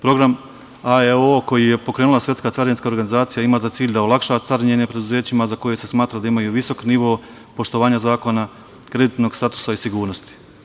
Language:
Serbian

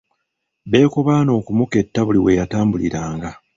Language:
Ganda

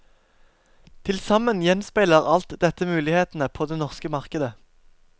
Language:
Norwegian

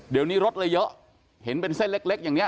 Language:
Thai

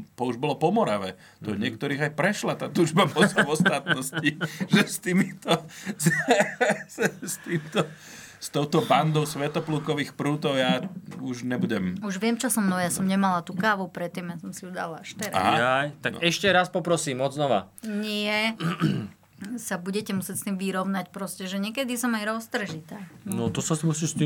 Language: Slovak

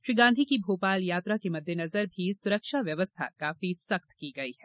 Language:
Hindi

